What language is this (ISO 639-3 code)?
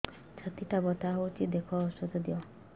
ori